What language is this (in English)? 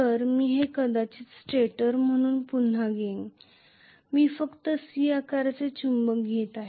Marathi